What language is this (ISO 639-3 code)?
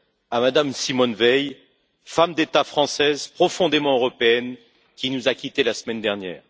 fra